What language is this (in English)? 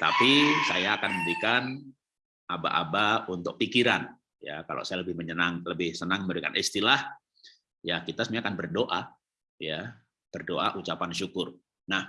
Indonesian